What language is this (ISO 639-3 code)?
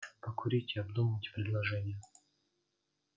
rus